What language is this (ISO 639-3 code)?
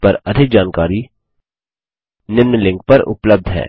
hin